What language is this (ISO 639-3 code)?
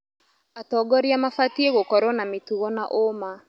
kik